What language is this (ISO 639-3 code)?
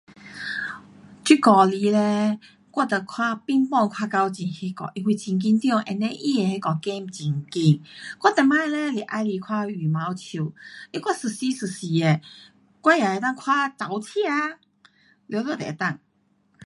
cpx